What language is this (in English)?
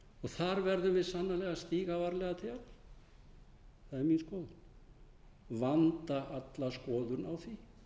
Icelandic